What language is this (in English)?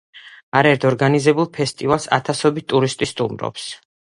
Georgian